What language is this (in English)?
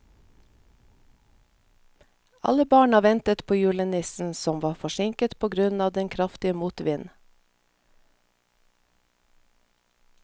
Norwegian